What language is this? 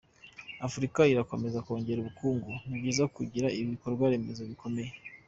Kinyarwanda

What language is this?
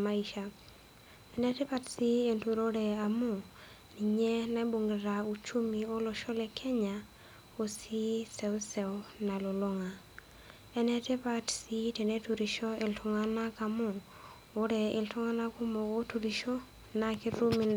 Masai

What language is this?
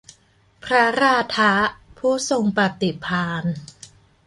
Thai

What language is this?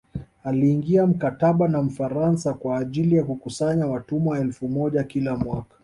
Swahili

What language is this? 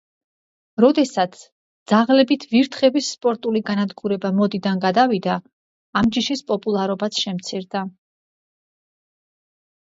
Georgian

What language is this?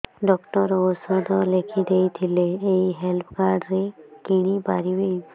Odia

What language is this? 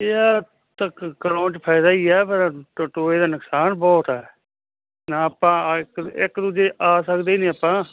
Punjabi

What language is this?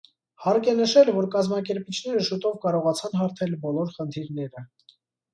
Armenian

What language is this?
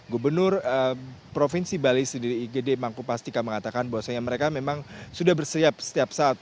Indonesian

